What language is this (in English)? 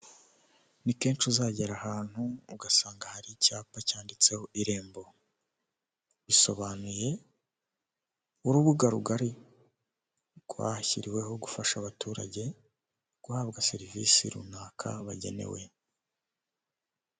Kinyarwanda